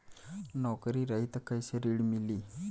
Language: Bhojpuri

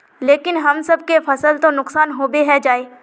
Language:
Magahi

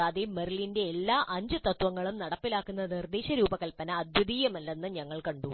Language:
Malayalam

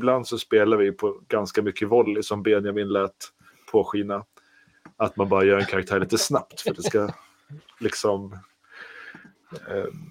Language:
Swedish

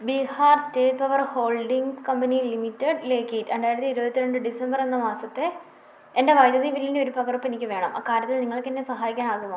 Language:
Malayalam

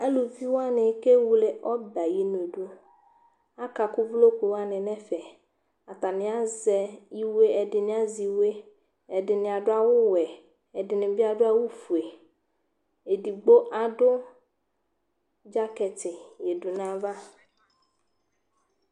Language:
Ikposo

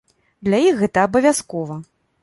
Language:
Belarusian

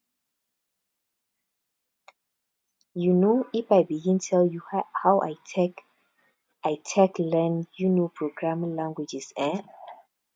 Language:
Nigerian Pidgin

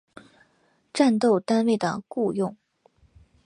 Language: Chinese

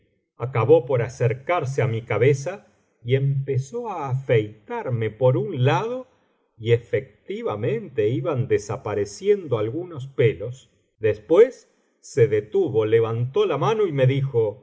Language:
Spanish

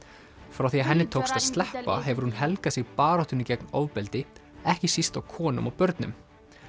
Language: Icelandic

